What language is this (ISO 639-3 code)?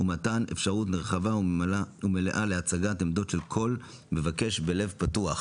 heb